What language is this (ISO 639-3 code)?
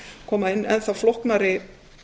isl